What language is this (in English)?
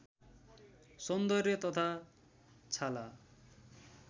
Nepali